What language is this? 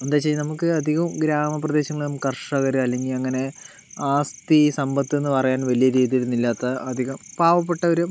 Malayalam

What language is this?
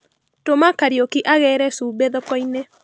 Kikuyu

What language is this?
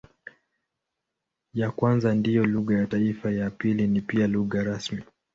Swahili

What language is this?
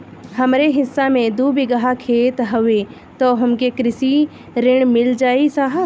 Bhojpuri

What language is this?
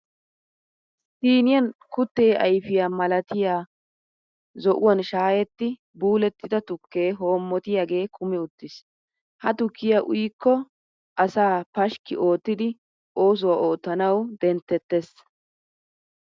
Wolaytta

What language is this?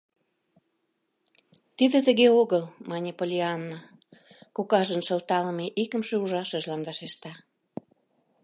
Mari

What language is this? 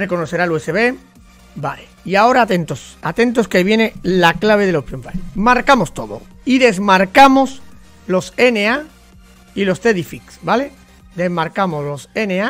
Spanish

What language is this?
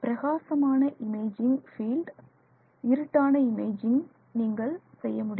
Tamil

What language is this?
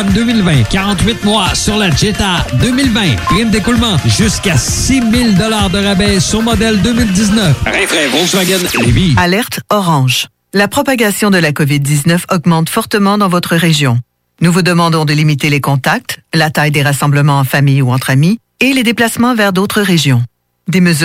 French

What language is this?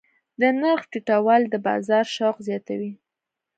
Pashto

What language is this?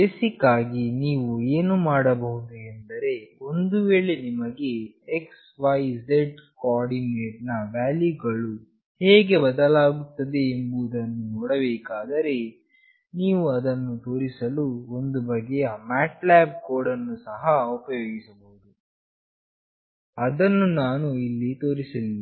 Kannada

